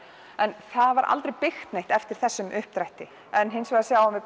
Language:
Icelandic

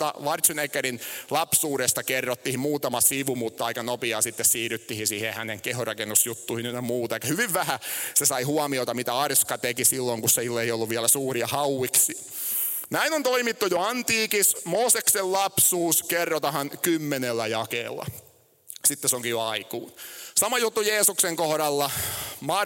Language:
Finnish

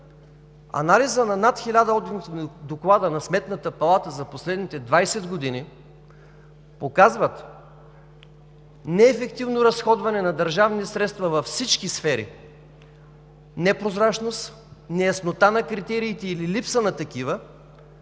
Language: Bulgarian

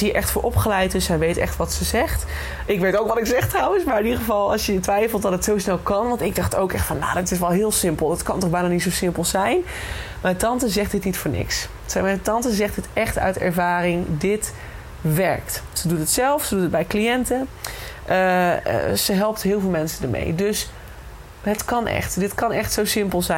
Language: Dutch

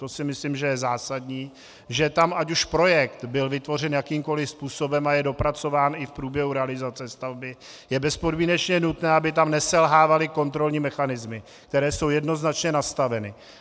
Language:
Czech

